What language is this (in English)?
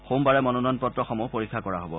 Assamese